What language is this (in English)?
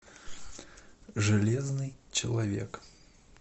Russian